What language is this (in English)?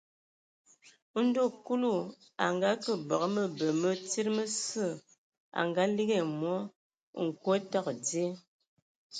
Ewondo